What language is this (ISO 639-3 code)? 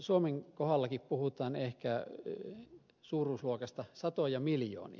fin